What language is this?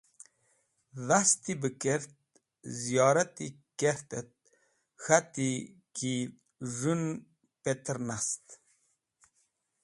Wakhi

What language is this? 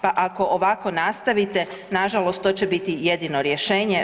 Croatian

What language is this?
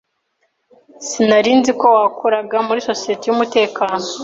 Kinyarwanda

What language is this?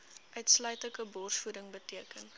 Afrikaans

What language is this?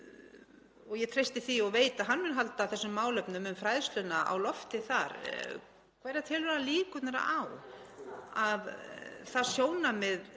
Icelandic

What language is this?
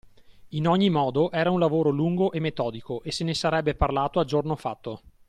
Italian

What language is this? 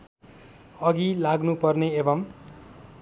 Nepali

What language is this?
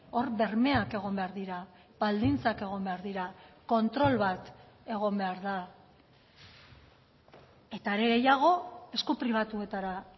Basque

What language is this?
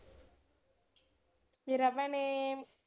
Punjabi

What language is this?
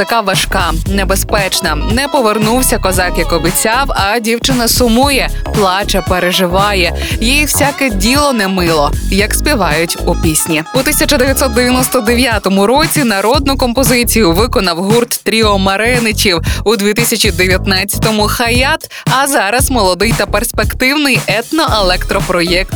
Ukrainian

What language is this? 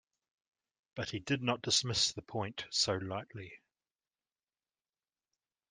English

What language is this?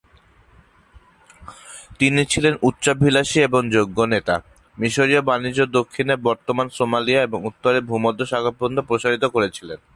Bangla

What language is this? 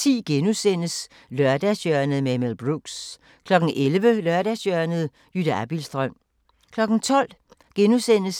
Danish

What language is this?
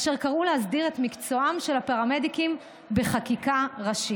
Hebrew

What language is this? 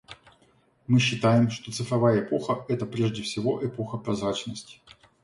Russian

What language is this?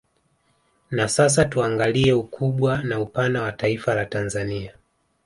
Swahili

